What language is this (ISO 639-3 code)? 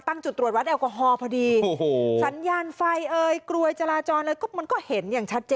tha